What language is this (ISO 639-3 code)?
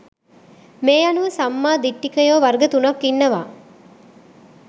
sin